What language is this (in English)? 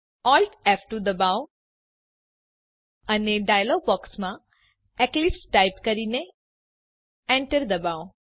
Gujarati